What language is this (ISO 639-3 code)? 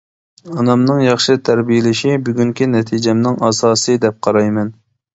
uig